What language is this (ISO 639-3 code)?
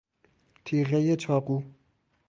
fas